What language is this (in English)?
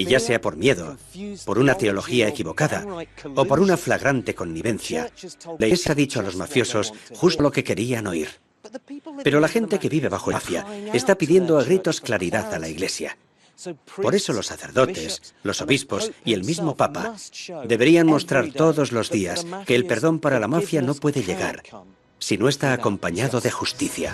Spanish